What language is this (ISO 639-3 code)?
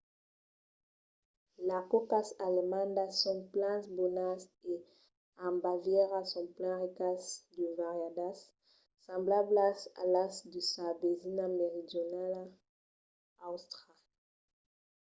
oci